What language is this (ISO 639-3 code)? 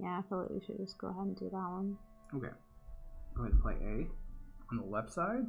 eng